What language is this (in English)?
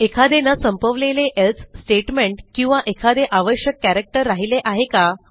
Marathi